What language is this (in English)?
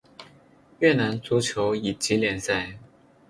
Chinese